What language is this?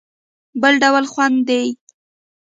Pashto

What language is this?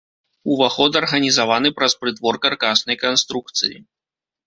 Belarusian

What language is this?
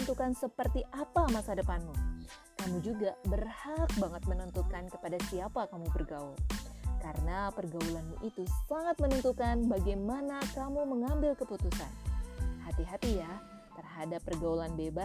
Indonesian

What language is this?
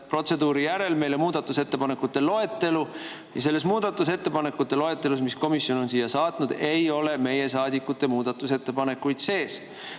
Estonian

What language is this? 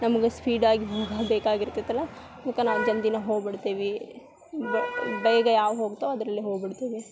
Kannada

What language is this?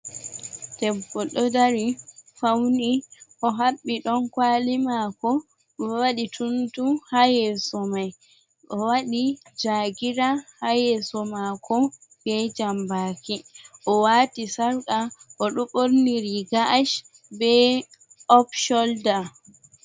Fula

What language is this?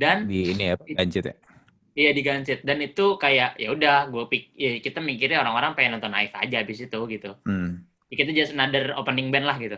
Indonesian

